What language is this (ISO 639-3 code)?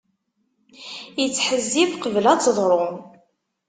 kab